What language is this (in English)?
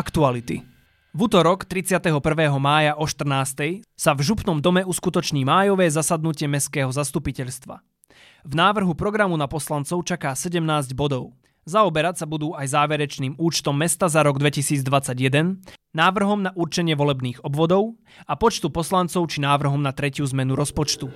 Slovak